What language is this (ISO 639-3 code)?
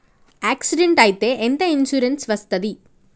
tel